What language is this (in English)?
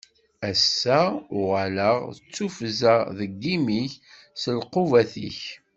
Kabyle